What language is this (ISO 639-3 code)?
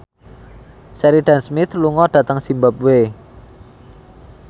jav